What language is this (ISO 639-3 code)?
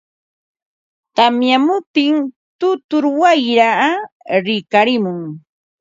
qva